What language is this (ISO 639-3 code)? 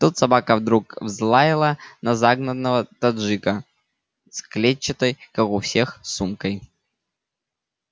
rus